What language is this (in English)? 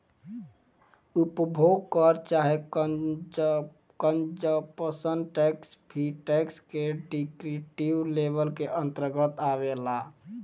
Bhojpuri